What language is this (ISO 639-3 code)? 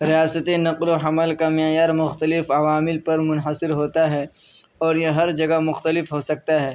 urd